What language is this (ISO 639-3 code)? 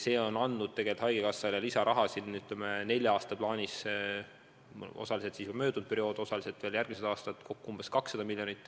est